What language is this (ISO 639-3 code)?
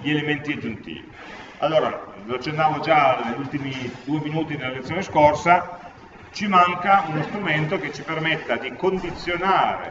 ita